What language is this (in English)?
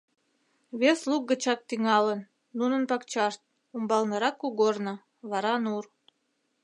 Mari